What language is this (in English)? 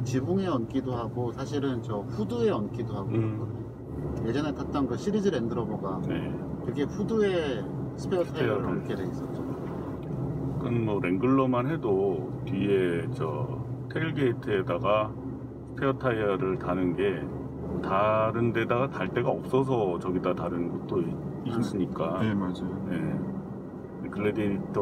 Korean